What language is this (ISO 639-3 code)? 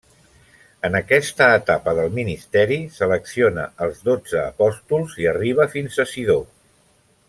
cat